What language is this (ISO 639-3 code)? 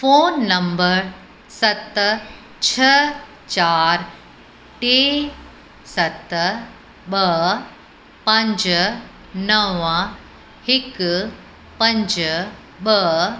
snd